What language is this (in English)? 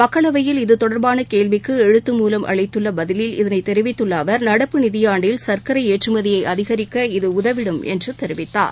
Tamil